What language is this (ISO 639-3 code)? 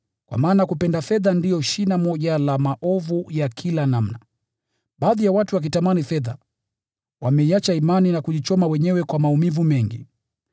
swa